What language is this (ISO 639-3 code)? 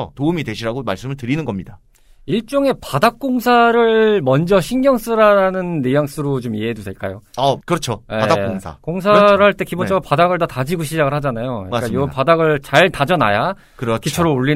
kor